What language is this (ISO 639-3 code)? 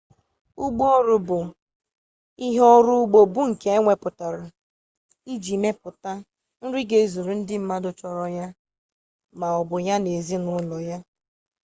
ibo